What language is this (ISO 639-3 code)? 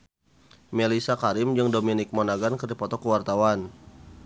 sun